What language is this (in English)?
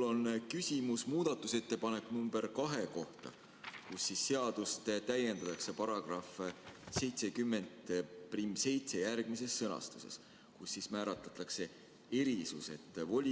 Estonian